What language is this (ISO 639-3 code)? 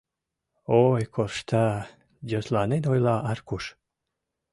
chm